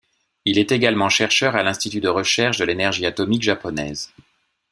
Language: French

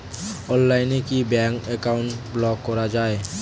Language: Bangla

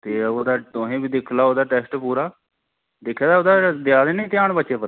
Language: Dogri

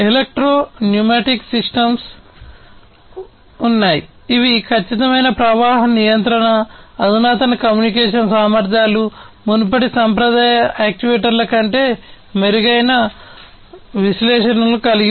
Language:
Telugu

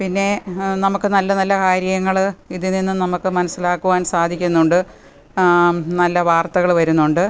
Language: Malayalam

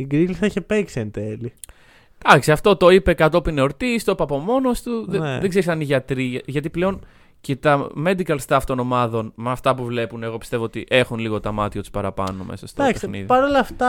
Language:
Greek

